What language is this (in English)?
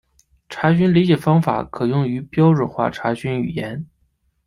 Chinese